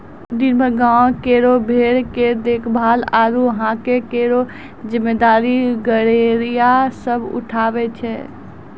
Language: Maithili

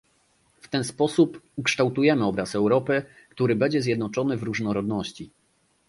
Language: Polish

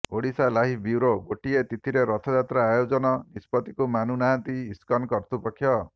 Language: Odia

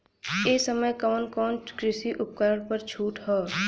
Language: Bhojpuri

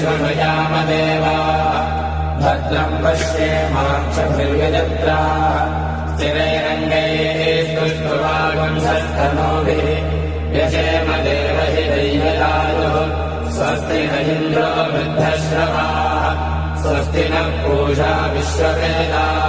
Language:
Indonesian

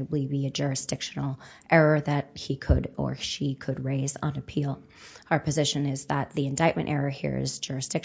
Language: English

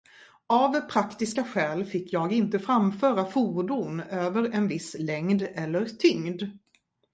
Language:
Swedish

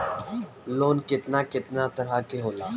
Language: Bhojpuri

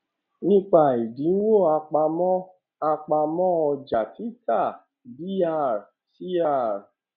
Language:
Yoruba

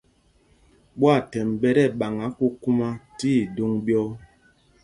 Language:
Mpumpong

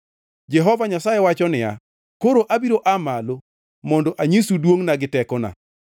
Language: Luo (Kenya and Tanzania)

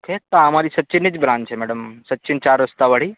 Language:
Gujarati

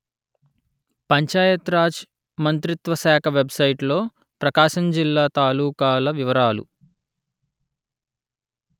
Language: Telugu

